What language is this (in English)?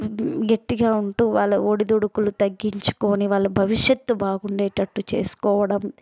Telugu